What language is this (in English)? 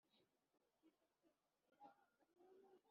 Kinyarwanda